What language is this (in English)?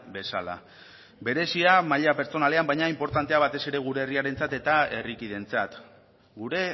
Basque